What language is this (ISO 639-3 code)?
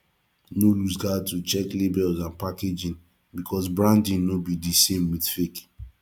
pcm